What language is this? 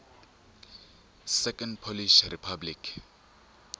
Tsonga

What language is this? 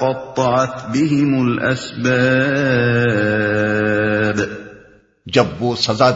Urdu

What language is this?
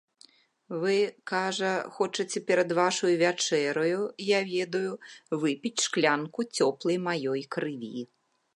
Belarusian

